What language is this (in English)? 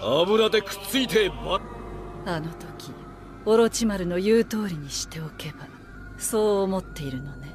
Japanese